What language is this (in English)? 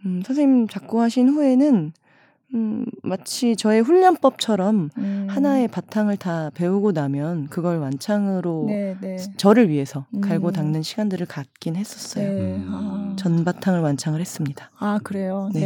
Korean